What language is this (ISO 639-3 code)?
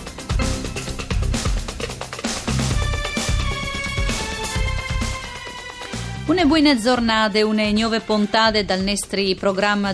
ita